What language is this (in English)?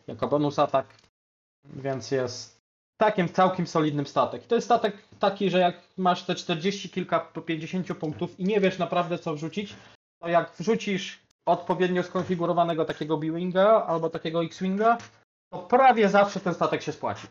Polish